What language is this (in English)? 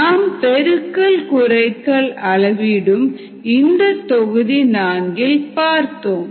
Tamil